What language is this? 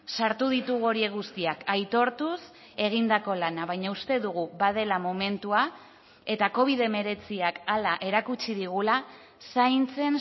Basque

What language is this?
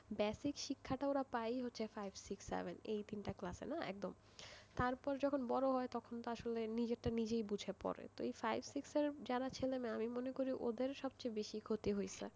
Bangla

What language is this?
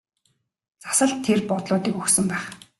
Mongolian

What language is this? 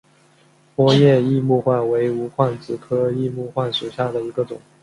Chinese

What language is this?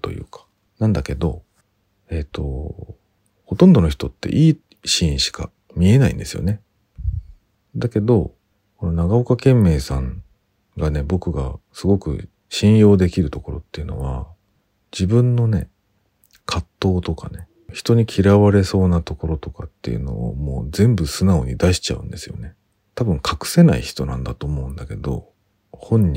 Japanese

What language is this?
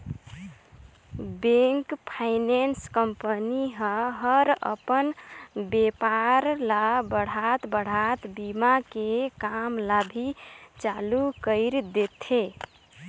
Chhattisgarhi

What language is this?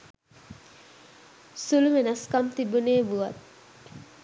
Sinhala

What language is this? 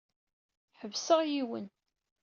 Kabyle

